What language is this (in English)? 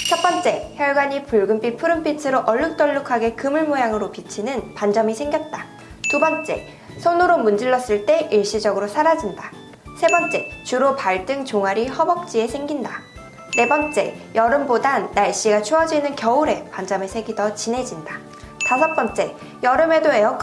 Korean